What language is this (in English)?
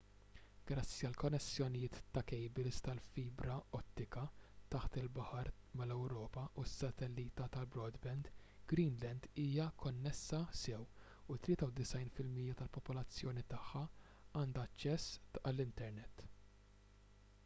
Maltese